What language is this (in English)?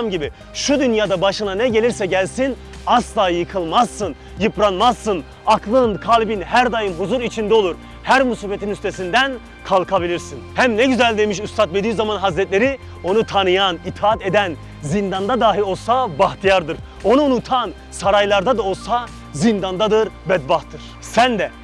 Turkish